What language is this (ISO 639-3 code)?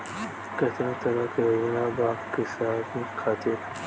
bho